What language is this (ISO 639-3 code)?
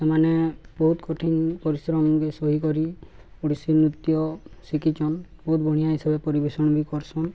ori